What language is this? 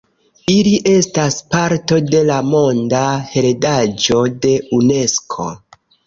Esperanto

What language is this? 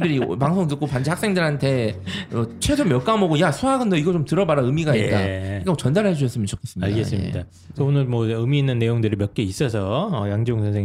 Korean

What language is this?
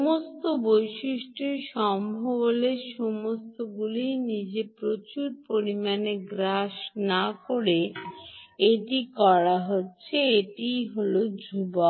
Bangla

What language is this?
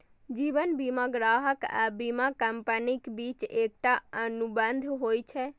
Maithili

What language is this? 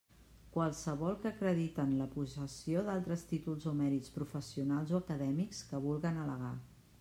Catalan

